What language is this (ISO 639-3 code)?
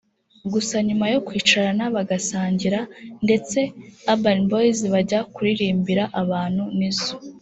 kin